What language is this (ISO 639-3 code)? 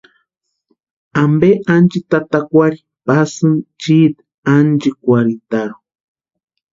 pua